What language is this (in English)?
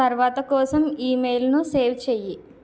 Telugu